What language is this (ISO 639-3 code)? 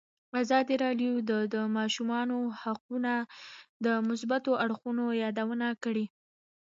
pus